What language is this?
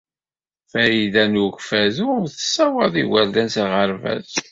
Kabyle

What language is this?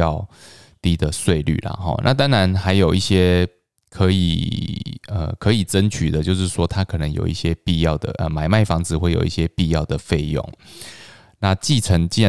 Chinese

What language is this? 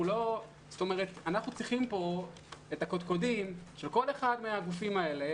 Hebrew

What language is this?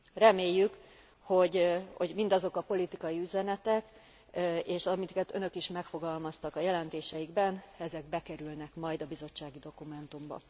Hungarian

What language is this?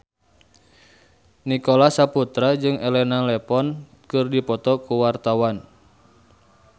Sundanese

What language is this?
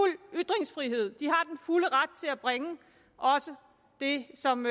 Danish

